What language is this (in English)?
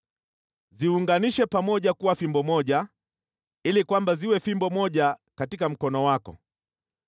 Swahili